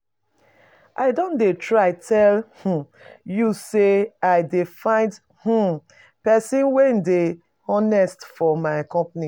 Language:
Nigerian Pidgin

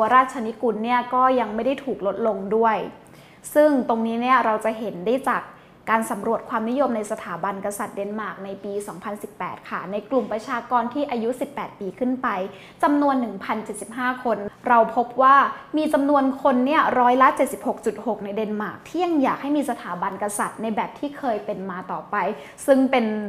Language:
Thai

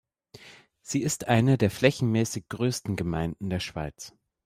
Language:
German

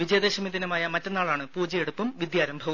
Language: Malayalam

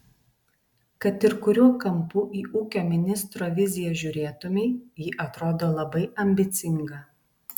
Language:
Lithuanian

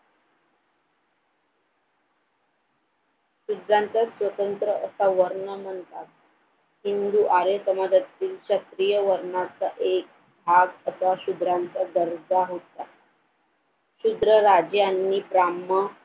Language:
Marathi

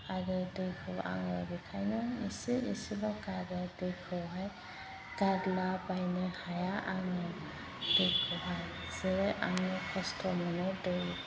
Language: Bodo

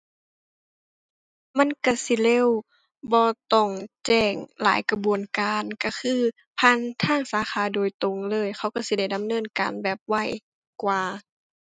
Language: Thai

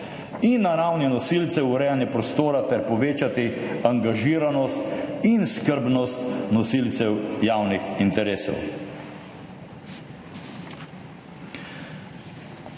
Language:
Slovenian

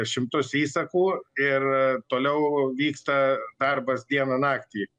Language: Lithuanian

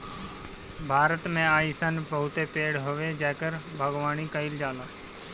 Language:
Bhojpuri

